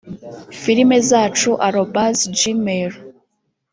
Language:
Kinyarwanda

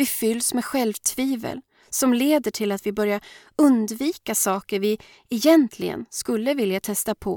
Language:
Swedish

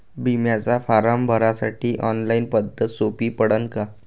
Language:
Marathi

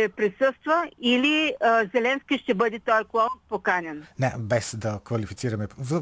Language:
Bulgarian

